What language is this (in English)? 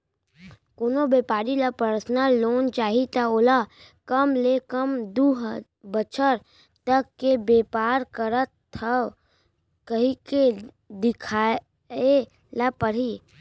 Chhattisgarhi